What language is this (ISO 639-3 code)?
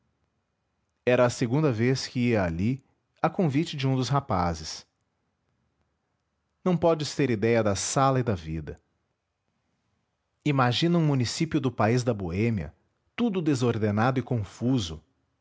por